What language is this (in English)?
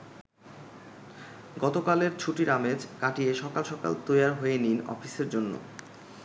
Bangla